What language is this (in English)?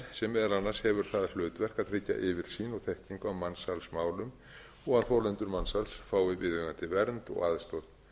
Icelandic